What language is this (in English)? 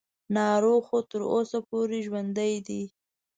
Pashto